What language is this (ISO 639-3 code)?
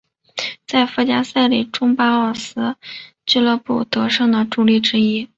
zho